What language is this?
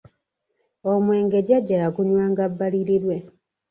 Ganda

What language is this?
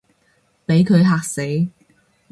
Cantonese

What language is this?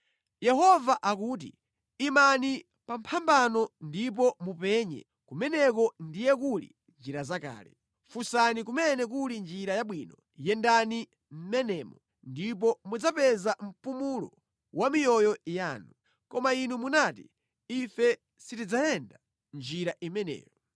Nyanja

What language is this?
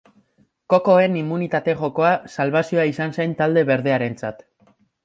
Basque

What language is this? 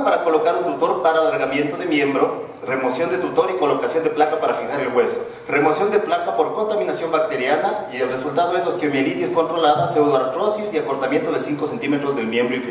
Spanish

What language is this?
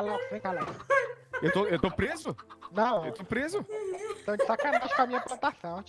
Portuguese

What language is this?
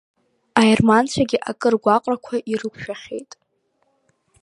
Abkhazian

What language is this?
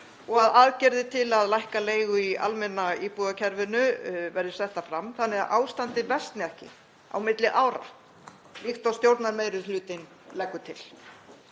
Icelandic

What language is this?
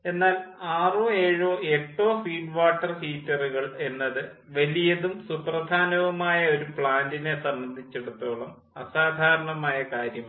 Malayalam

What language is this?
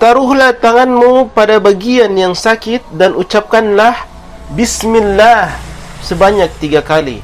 Malay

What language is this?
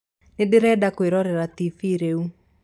Kikuyu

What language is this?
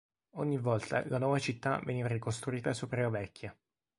Italian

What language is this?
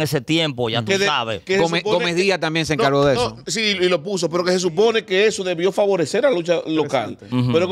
Spanish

